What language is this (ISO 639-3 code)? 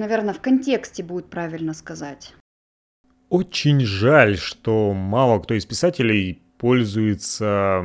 rus